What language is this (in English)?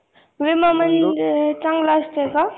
Marathi